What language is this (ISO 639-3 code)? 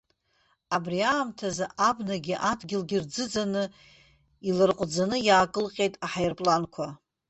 abk